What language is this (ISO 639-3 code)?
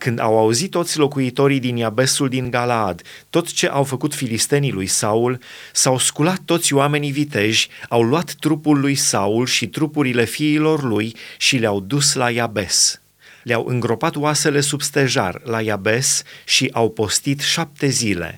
ron